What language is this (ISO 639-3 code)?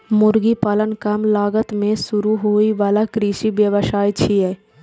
mai